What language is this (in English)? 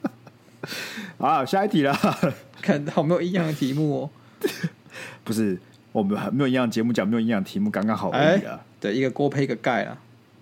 Chinese